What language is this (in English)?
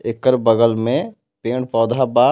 Bhojpuri